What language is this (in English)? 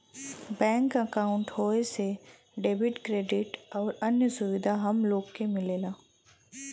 Bhojpuri